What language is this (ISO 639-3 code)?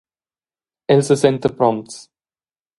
roh